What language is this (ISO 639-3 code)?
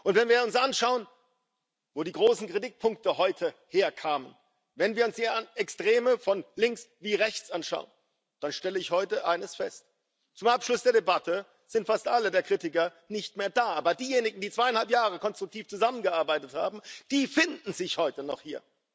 deu